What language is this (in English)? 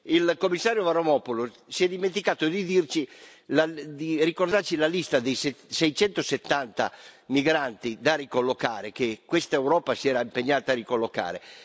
Italian